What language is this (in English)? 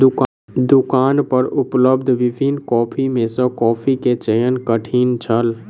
Maithili